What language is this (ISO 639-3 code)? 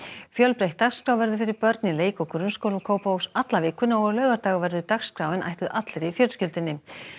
isl